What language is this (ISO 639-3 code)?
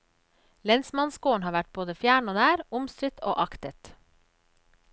nor